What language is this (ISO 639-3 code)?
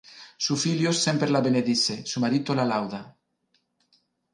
ina